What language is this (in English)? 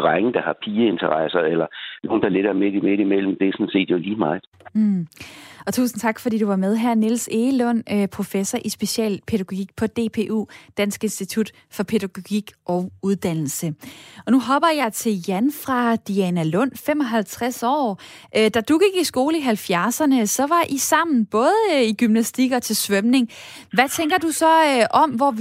Danish